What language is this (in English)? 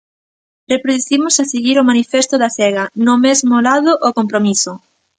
Galician